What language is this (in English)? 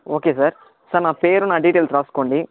Telugu